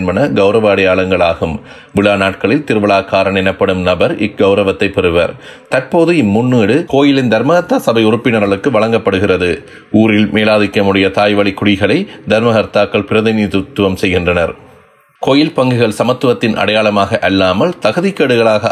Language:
Tamil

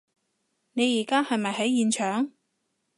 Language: Cantonese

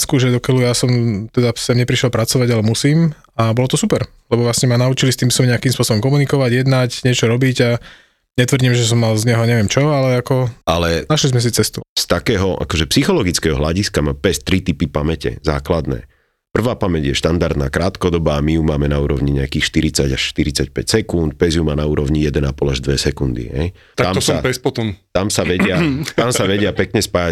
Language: Slovak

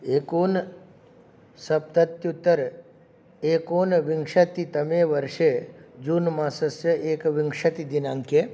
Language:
Sanskrit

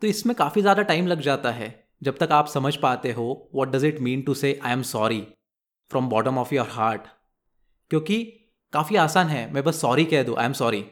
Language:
Hindi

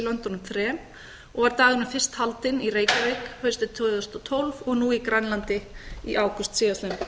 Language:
Icelandic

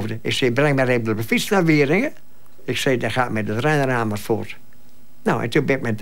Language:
Dutch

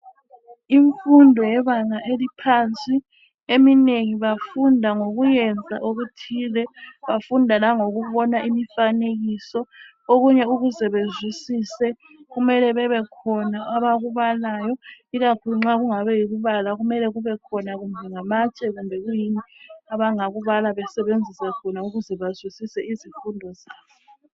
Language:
North Ndebele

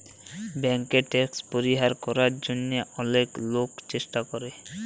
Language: Bangla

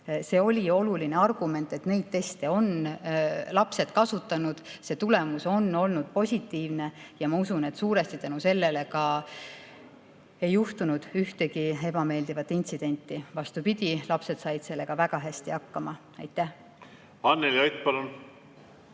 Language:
Estonian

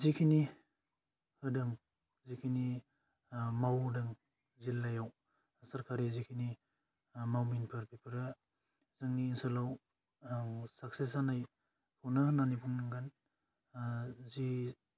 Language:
Bodo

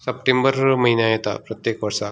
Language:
Konkani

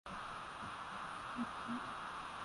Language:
Swahili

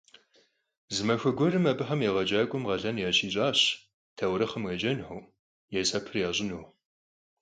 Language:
Kabardian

